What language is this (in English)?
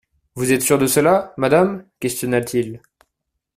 French